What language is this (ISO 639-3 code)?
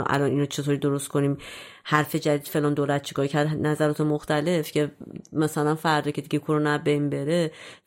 fas